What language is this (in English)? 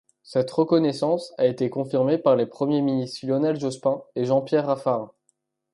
French